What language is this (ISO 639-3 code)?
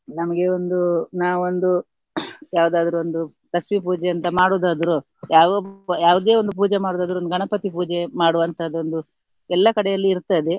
kan